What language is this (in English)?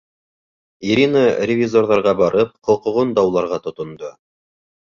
Bashkir